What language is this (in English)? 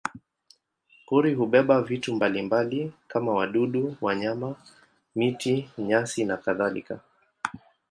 Swahili